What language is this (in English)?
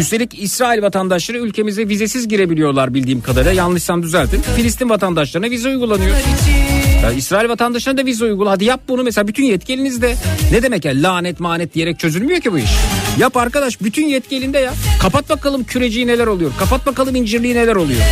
Turkish